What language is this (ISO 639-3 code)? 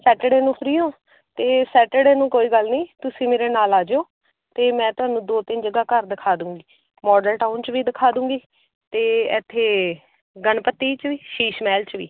pan